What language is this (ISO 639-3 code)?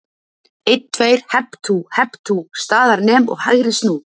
isl